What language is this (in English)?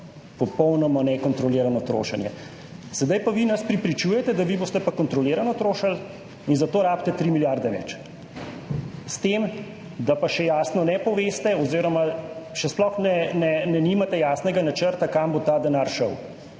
Slovenian